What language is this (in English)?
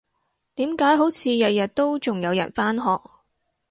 Cantonese